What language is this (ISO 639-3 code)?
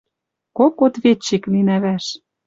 mrj